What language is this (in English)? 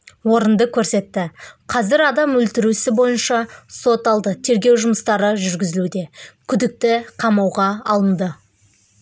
Kazakh